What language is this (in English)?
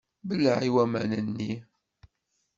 Kabyle